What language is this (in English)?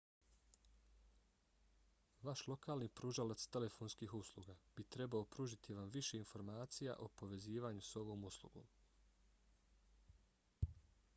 Bosnian